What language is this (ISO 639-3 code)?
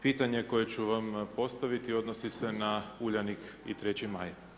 hrv